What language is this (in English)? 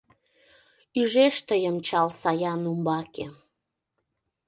Mari